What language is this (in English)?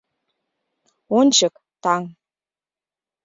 Mari